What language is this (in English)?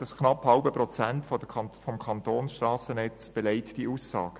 Swiss German